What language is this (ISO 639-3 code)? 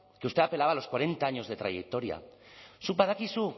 spa